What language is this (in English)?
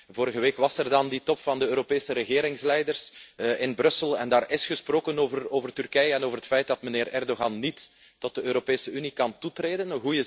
Dutch